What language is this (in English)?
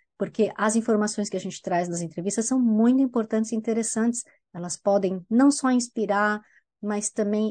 Portuguese